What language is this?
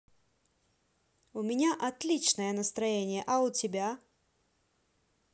Russian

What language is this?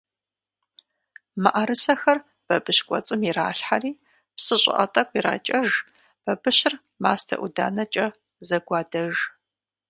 Kabardian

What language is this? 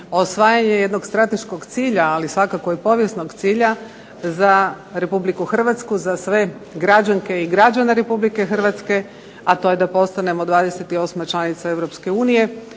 Croatian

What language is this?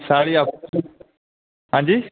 Dogri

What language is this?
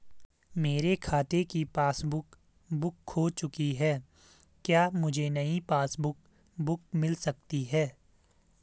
Hindi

